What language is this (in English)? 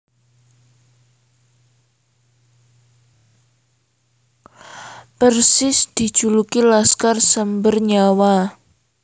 Javanese